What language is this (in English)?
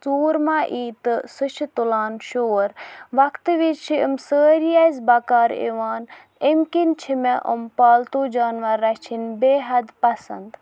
Kashmiri